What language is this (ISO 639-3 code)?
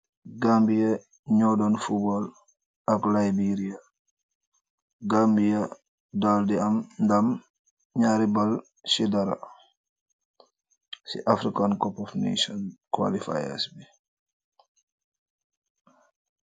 wol